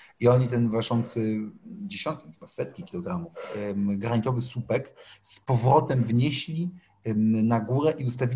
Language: Polish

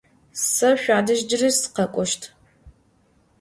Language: Adyghe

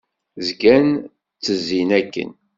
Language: Kabyle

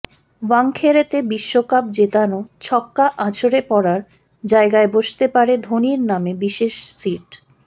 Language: Bangla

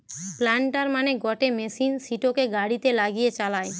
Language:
Bangla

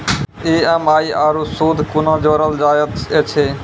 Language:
Maithili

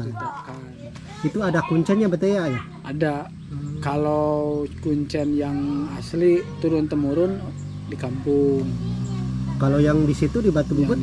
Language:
Indonesian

